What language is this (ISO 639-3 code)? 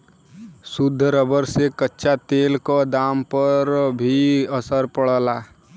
bho